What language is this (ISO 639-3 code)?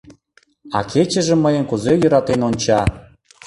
chm